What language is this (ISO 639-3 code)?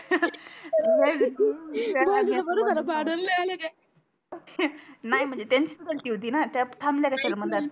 mar